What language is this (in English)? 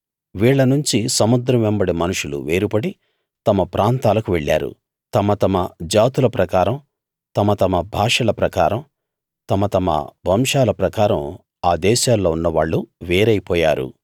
Telugu